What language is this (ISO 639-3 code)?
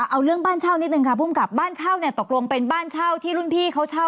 tha